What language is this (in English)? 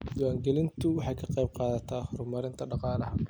Somali